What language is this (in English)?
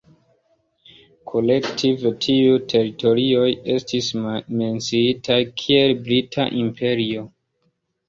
Esperanto